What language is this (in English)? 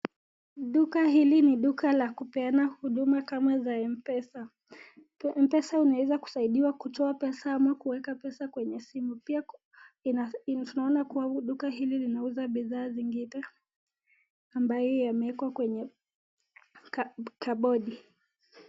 Swahili